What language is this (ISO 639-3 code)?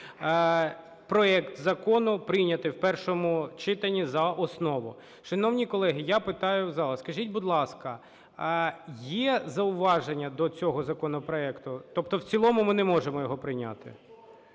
ukr